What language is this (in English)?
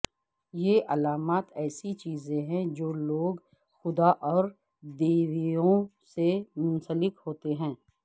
Urdu